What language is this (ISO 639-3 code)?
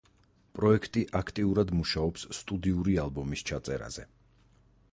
kat